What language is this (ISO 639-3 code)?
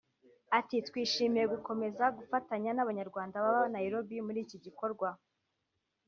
kin